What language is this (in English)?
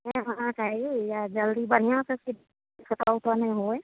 Maithili